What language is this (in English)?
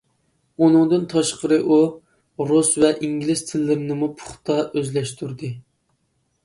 Uyghur